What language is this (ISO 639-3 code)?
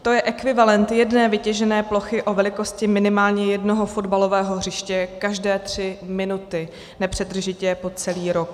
ces